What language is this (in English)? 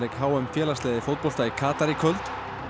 Icelandic